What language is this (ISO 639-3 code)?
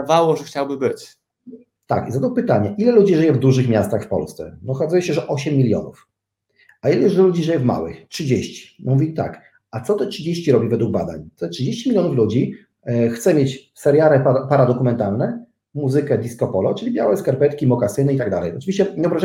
pol